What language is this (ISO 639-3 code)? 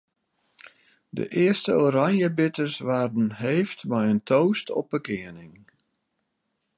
fry